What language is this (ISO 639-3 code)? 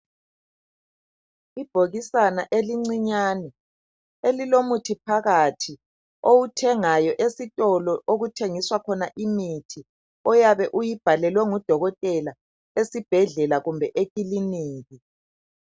nde